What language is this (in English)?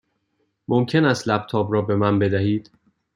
Persian